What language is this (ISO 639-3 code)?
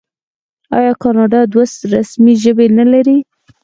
pus